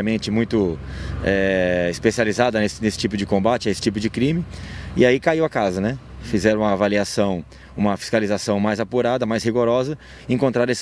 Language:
Portuguese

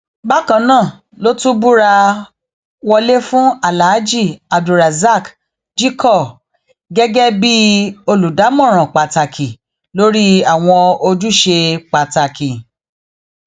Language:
Yoruba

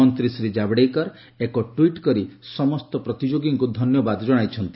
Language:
Odia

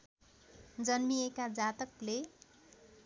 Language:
Nepali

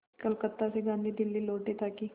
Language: Hindi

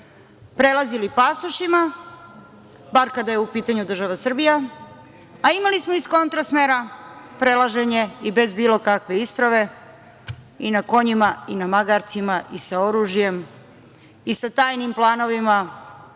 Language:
Serbian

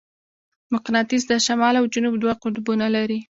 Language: Pashto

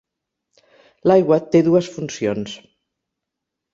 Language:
Catalan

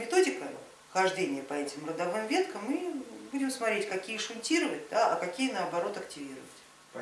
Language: Russian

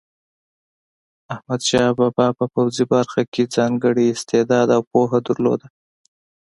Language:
Pashto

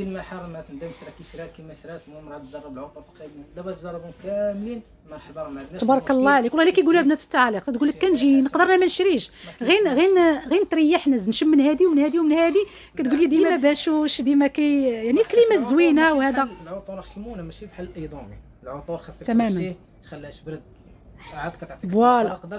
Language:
Arabic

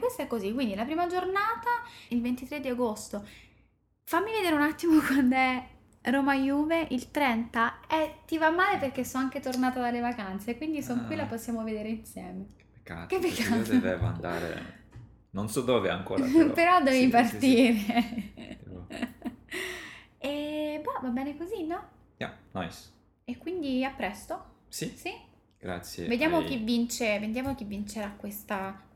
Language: Italian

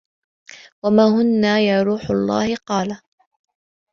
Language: Arabic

